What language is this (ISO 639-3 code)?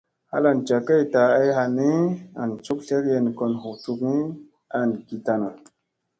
mse